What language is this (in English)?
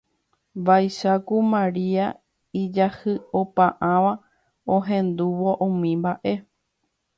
Guarani